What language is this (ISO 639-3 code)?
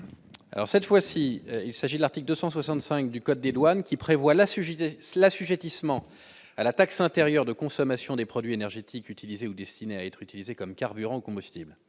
fra